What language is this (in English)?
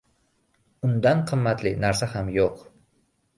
Uzbek